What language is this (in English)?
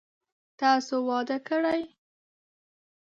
Pashto